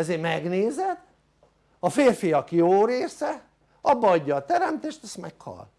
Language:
Hungarian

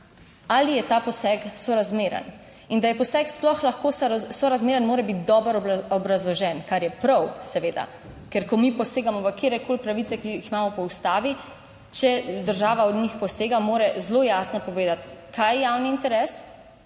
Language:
Slovenian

